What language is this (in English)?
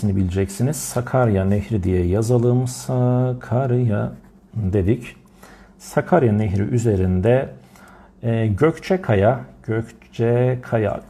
Turkish